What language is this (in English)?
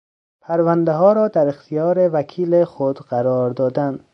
Persian